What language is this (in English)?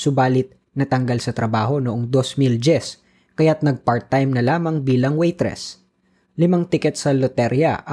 Filipino